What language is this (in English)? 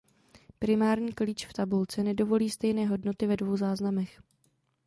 Czech